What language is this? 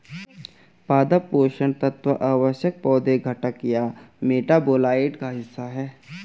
Hindi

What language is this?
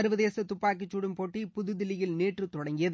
Tamil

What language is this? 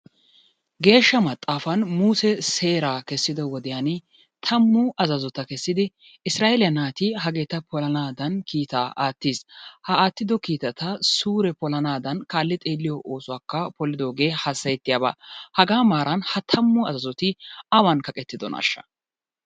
Wolaytta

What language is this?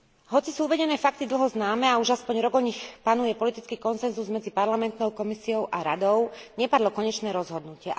Slovak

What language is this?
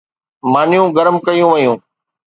Sindhi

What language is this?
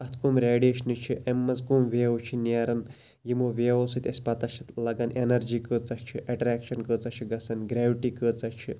Kashmiri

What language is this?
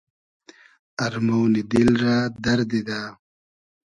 Hazaragi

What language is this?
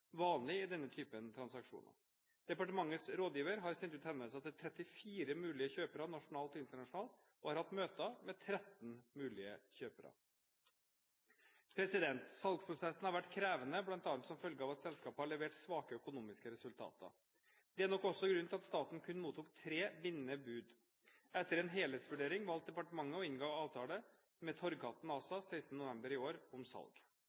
Norwegian Bokmål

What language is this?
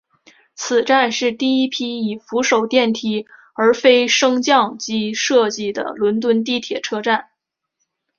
Chinese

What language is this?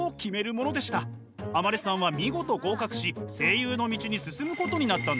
Japanese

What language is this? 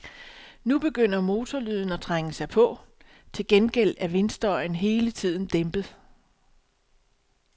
Danish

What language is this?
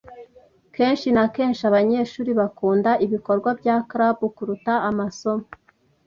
Kinyarwanda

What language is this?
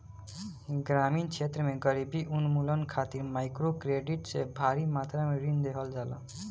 Bhojpuri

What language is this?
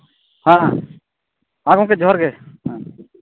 Santali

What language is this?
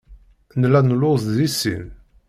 Kabyle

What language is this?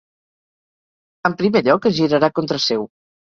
Catalan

